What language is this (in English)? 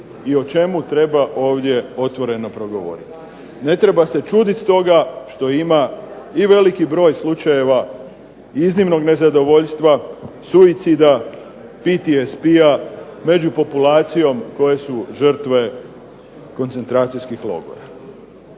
Croatian